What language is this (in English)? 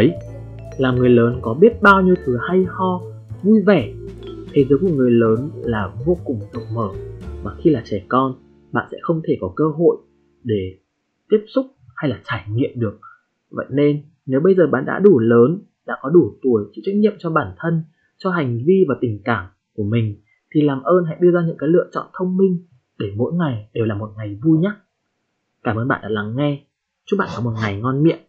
Vietnamese